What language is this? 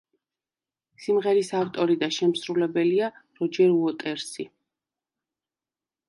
Georgian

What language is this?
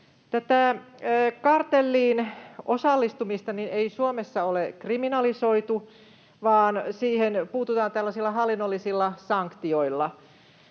Finnish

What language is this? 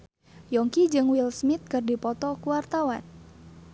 Sundanese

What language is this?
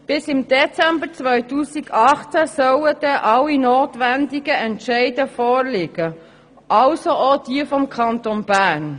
Swiss German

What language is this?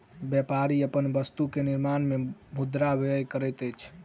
Maithili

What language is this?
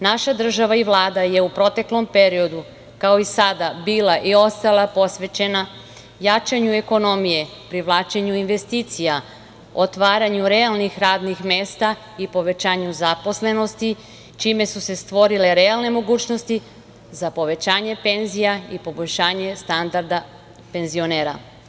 Serbian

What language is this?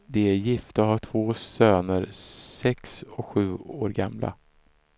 Swedish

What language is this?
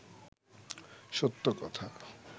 Bangla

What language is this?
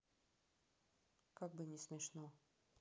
Russian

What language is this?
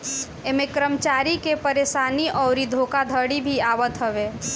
Bhojpuri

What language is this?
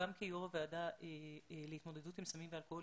Hebrew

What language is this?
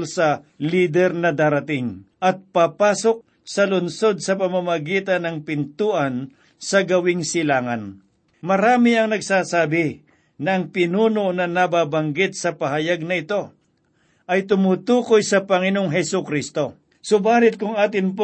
Filipino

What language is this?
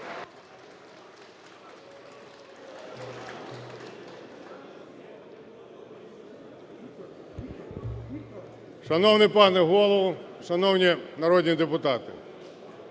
Ukrainian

